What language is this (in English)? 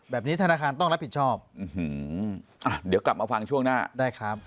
Thai